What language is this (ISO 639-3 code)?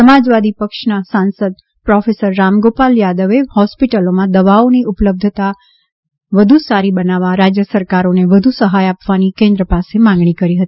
guj